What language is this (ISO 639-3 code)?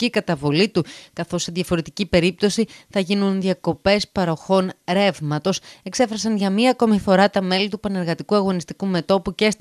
ell